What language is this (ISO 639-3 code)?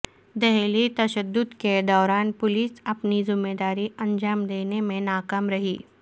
urd